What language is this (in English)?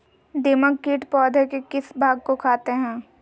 Magahi